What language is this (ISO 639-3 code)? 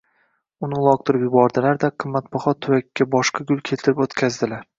uzb